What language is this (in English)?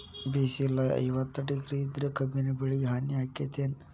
Kannada